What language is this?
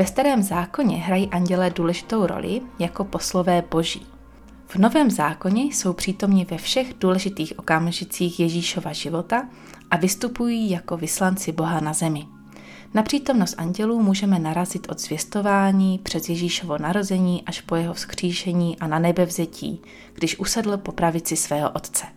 Czech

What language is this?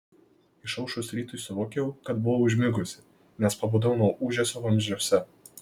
Lithuanian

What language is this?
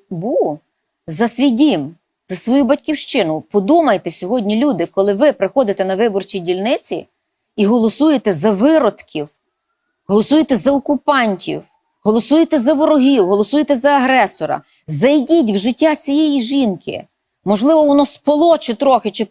Ukrainian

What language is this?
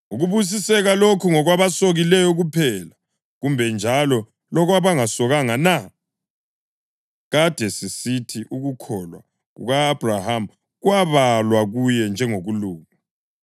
North Ndebele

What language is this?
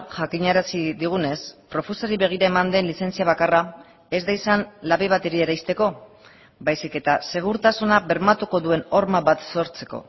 Basque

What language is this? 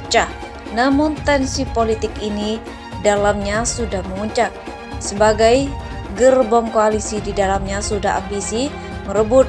Indonesian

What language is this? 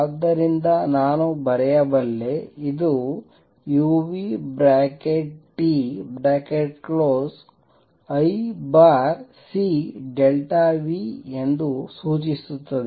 Kannada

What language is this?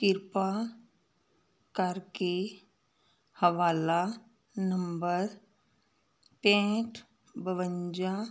Punjabi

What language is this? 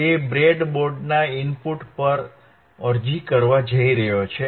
Gujarati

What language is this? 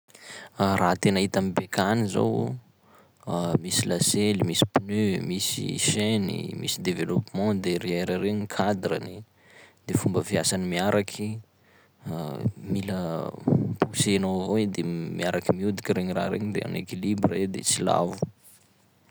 Sakalava Malagasy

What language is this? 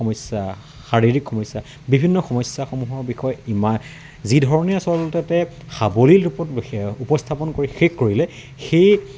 Assamese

